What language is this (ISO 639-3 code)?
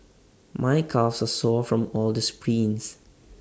eng